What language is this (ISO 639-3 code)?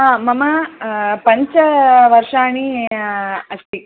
san